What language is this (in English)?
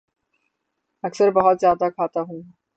Urdu